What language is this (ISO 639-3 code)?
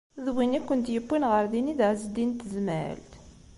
kab